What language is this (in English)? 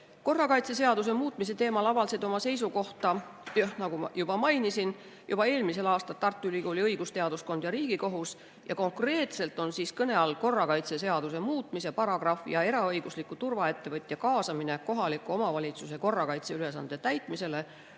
Estonian